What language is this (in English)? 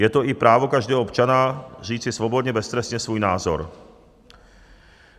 Czech